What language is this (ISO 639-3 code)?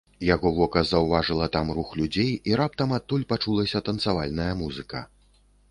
bel